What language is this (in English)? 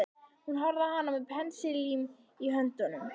Icelandic